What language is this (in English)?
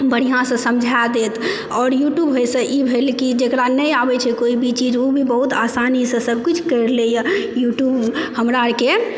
Maithili